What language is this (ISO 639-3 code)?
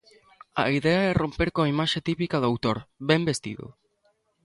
glg